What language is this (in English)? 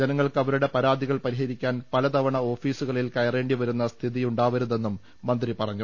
Malayalam